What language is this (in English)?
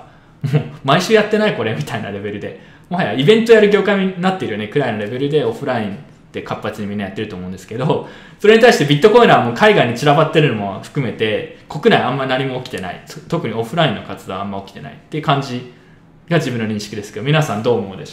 Japanese